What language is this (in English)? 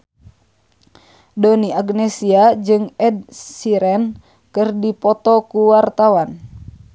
Sundanese